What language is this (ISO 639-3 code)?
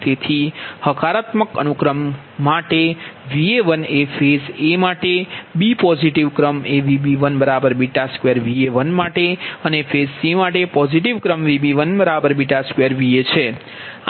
guj